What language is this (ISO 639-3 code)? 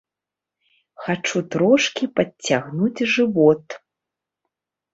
bel